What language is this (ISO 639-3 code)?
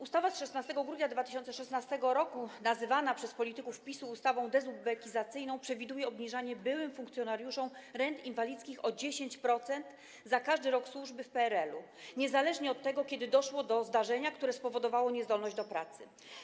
pol